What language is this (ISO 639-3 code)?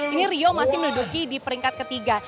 ind